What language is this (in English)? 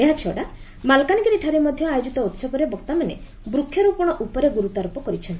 Odia